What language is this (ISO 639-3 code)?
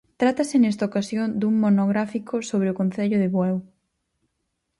glg